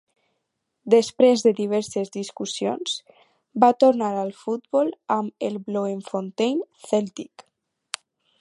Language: Catalan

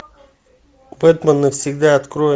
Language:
Russian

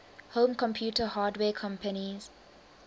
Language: English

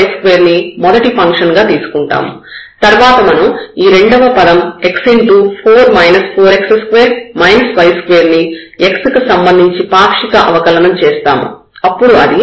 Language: Telugu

